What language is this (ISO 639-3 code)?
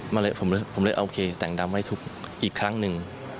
tha